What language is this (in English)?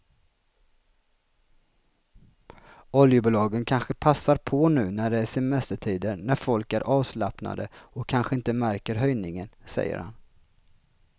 Swedish